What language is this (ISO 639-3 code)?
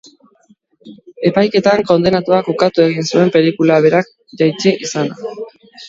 eus